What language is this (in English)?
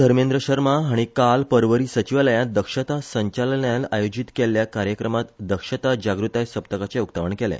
Konkani